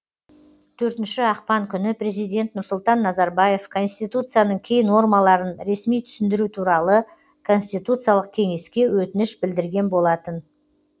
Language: Kazakh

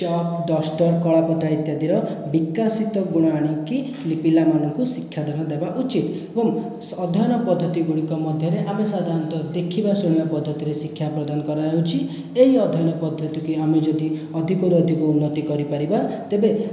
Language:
Odia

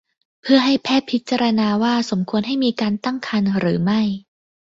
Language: Thai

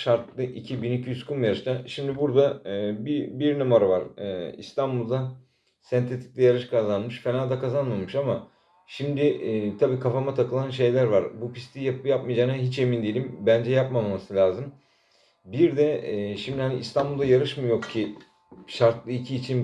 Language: Turkish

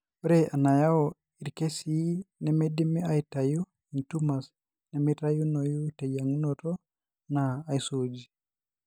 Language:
Masai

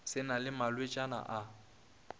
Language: Northern Sotho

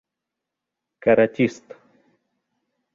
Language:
Bashkir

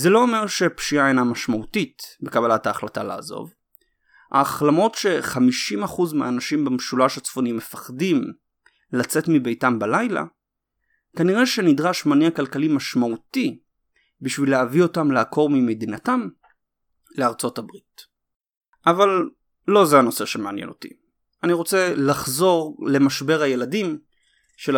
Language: Hebrew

